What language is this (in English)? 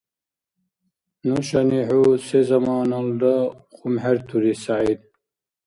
Dargwa